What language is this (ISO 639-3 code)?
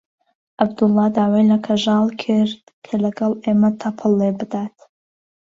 ckb